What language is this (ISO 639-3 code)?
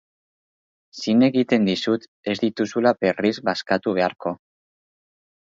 eus